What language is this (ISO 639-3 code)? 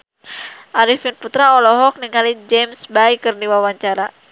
sun